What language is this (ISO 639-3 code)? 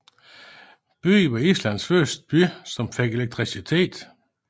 dan